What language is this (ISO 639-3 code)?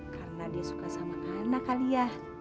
ind